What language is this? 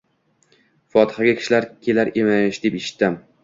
Uzbek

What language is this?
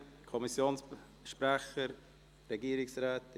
Swiss German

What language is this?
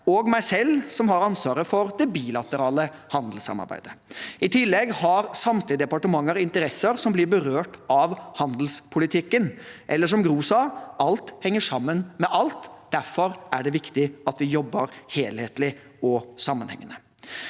Norwegian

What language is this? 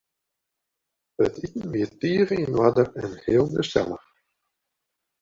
Western Frisian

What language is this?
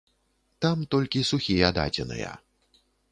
Belarusian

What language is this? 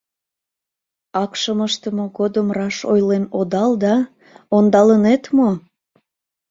Mari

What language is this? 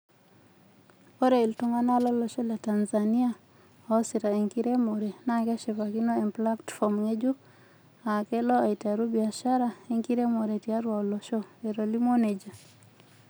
Masai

